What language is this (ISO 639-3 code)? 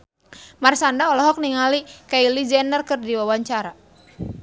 sun